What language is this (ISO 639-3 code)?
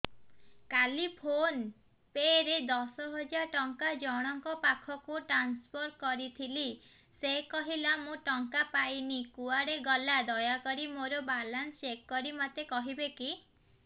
ori